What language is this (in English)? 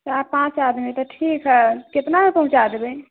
Maithili